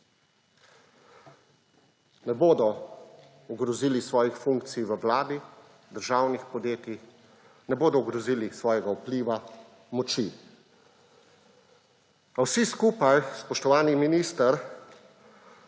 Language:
Slovenian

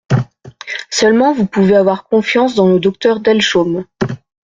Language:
French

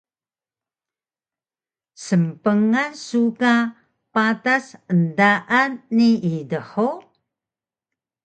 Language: Taroko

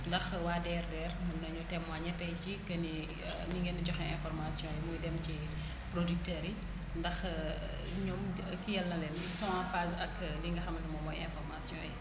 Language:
Wolof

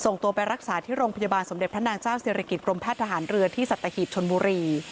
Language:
Thai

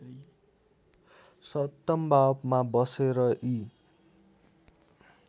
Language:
Nepali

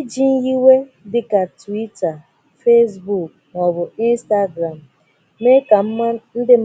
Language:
Igbo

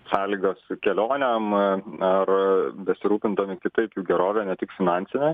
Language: Lithuanian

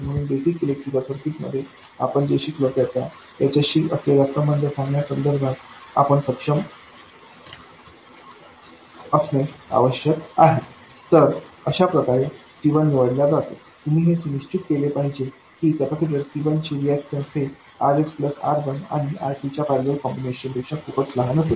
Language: Marathi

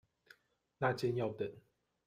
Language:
Chinese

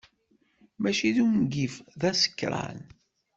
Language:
Kabyle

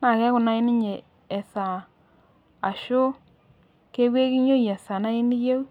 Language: Masai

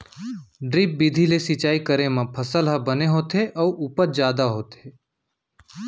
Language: Chhattisgarhi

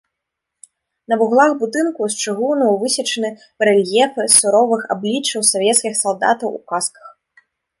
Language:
Belarusian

